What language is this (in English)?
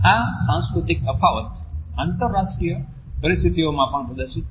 Gujarati